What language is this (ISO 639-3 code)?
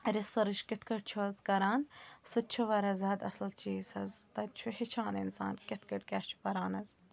kas